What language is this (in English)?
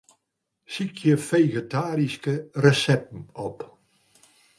Western Frisian